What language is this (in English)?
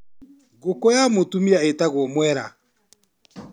Kikuyu